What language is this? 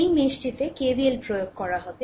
Bangla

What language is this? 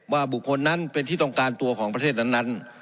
Thai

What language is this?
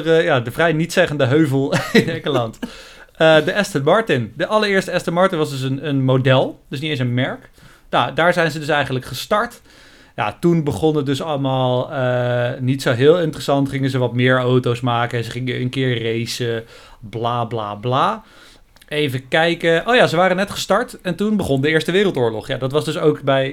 Dutch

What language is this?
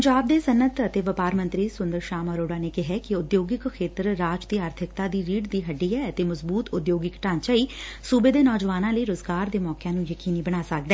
Punjabi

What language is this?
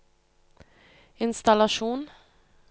Norwegian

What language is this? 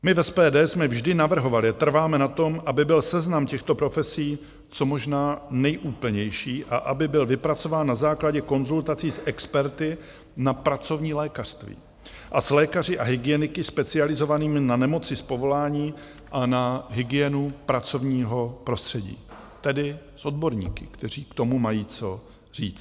Czech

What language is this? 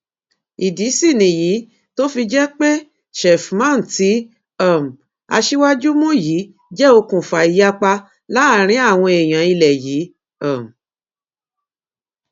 Yoruba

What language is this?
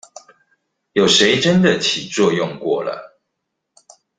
Chinese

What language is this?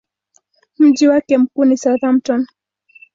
Swahili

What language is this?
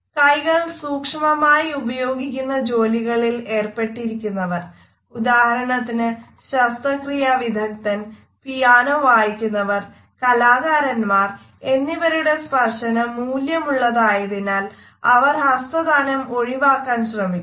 Malayalam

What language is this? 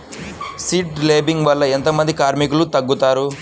Telugu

